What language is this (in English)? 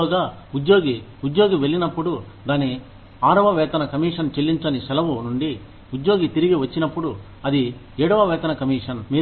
Telugu